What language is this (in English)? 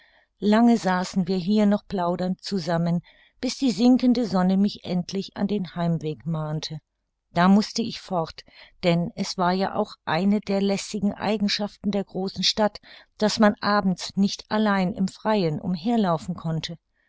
German